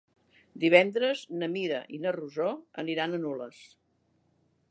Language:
Catalan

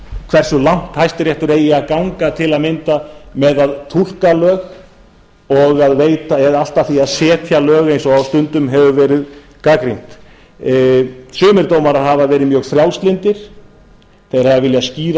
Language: Icelandic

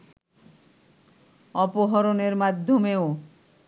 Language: Bangla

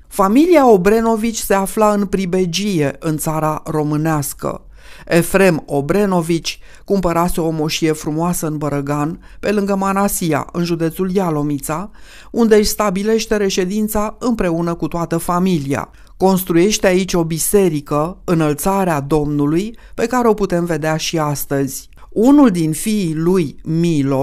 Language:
Romanian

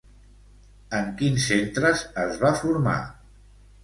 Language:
Catalan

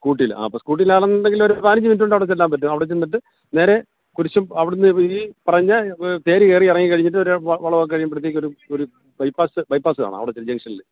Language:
Malayalam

